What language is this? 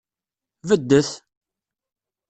Kabyle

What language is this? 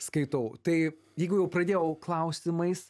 Lithuanian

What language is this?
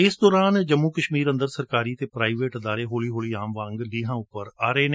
Punjabi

